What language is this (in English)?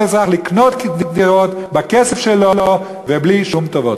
Hebrew